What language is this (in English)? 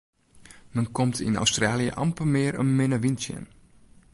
Western Frisian